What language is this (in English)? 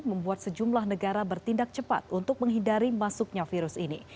Indonesian